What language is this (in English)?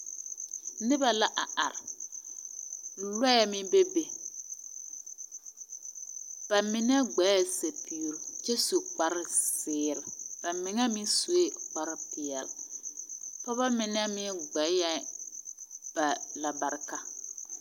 Southern Dagaare